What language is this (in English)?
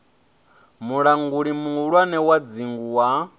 Venda